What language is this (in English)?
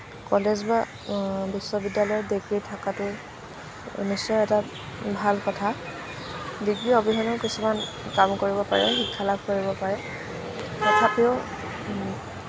Assamese